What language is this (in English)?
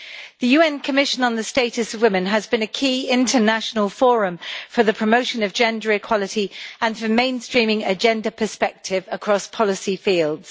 English